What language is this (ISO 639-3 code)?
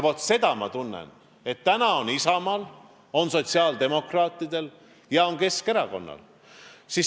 est